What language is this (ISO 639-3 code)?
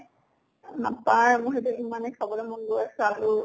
asm